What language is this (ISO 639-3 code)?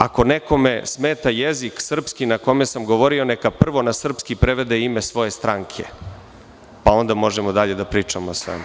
srp